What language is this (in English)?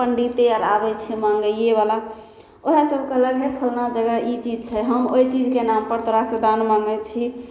Maithili